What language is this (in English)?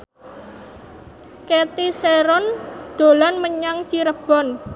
Javanese